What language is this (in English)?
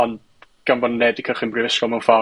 Welsh